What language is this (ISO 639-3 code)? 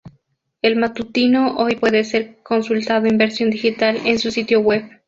spa